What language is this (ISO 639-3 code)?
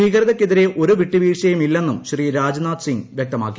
mal